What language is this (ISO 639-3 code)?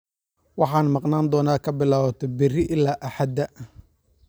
som